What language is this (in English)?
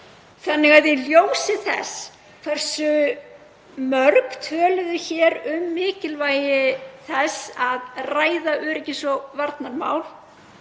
Icelandic